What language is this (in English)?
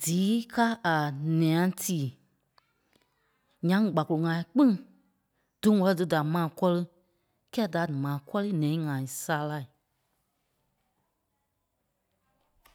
Kpelle